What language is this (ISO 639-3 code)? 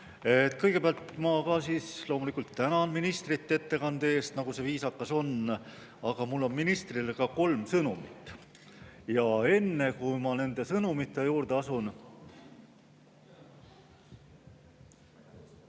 est